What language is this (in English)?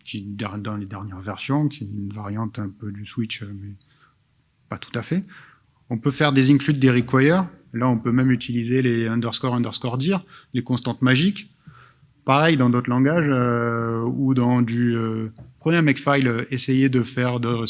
French